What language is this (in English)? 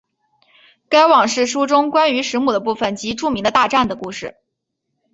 Chinese